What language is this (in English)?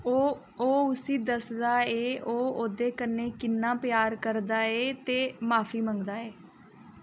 Dogri